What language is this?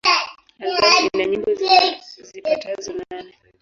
Swahili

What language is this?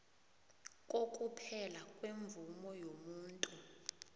South Ndebele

